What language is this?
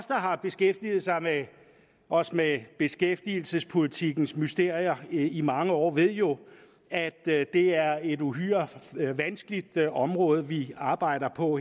Danish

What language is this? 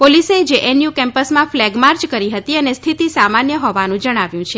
Gujarati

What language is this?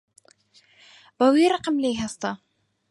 Central Kurdish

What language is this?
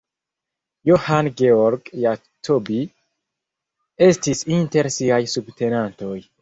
Esperanto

